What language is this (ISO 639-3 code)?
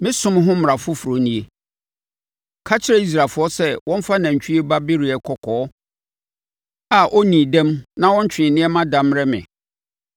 aka